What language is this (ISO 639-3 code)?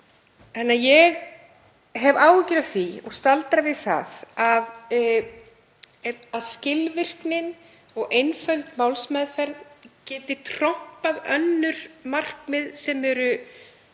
isl